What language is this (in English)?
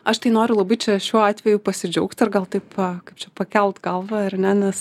Lithuanian